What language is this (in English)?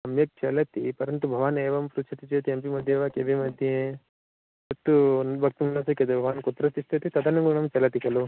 Sanskrit